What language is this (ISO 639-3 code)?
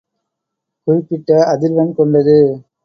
tam